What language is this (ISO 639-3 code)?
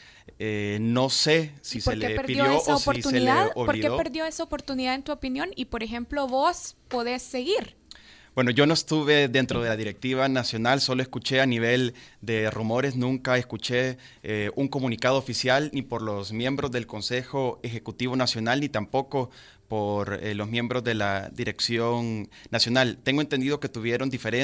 spa